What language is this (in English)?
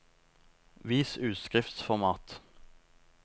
Norwegian